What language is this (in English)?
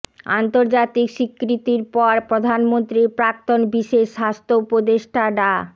Bangla